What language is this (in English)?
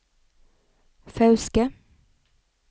Norwegian